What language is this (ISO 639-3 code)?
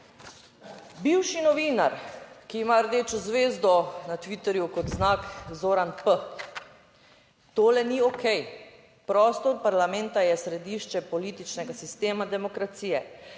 slv